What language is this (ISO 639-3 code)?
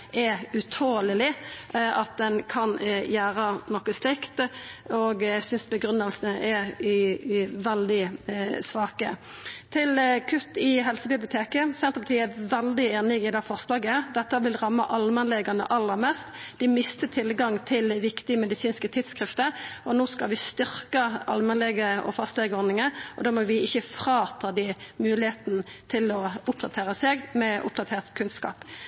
nno